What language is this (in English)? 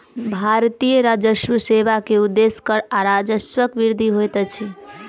Maithili